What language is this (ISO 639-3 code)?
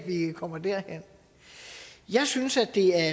dan